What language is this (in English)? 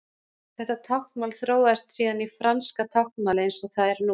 Icelandic